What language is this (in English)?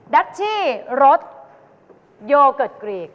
Thai